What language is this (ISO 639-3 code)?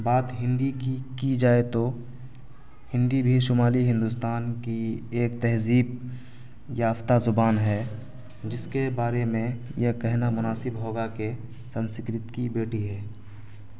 urd